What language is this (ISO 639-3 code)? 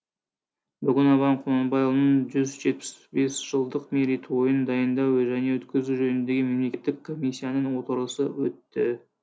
kaz